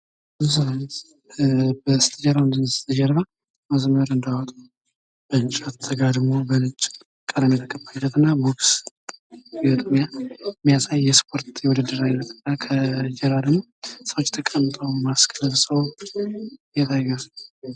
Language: Amharic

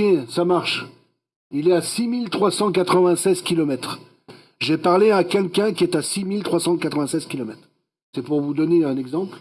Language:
French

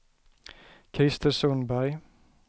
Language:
Swedish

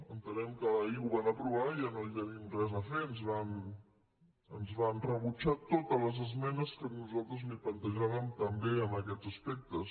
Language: Catalan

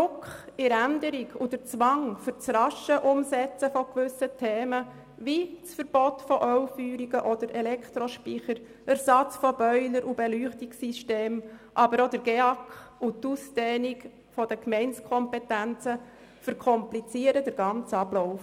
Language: Swiss German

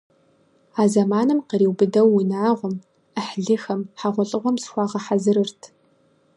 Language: Kabardian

